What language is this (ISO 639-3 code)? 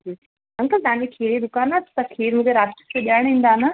snd